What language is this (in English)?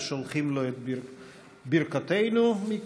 Hebrew